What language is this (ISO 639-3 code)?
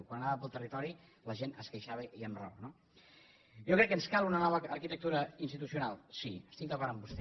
cat